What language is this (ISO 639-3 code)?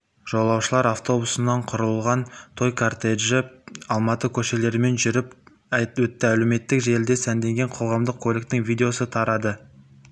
kaz